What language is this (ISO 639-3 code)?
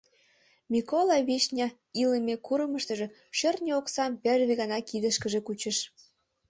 chm